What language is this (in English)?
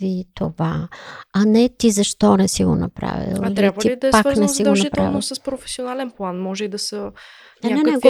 Bulgarian